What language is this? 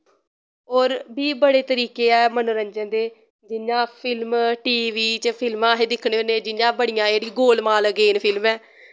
Dogri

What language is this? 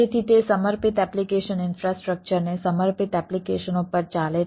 Gujarati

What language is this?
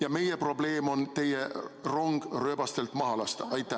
Estonian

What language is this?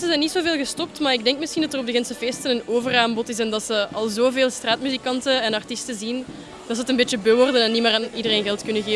Dutch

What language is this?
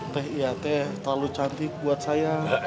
Indonesian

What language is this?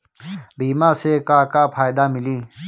Bhojpuri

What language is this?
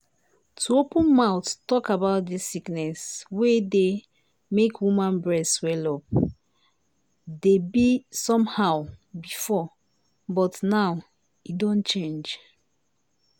Nigerian Pidgin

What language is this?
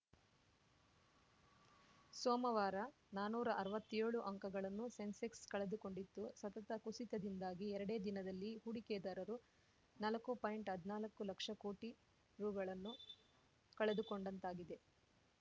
Kannada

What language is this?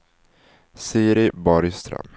Swedish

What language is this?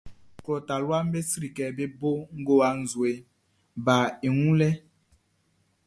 Baoulé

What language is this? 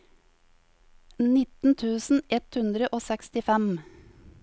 Norwegian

